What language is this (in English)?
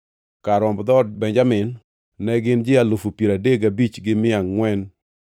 Luo (Kenya and Tanzania)